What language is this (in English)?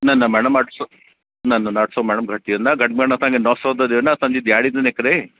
Sindhi